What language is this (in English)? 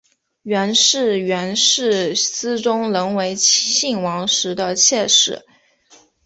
Chinese